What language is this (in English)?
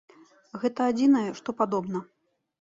Belarusian